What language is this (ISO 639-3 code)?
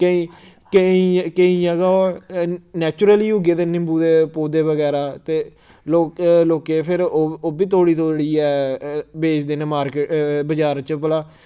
doi